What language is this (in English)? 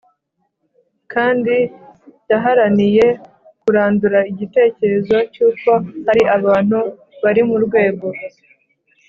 Kinyarwanda